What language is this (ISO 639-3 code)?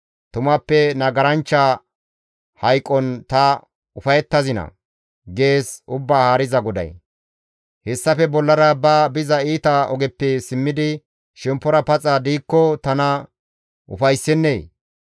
gmv